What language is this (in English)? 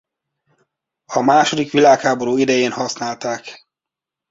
Hungarian